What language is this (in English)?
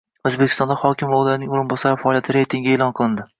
Uzbek